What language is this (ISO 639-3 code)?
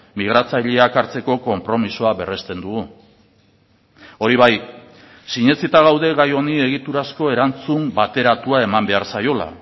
eus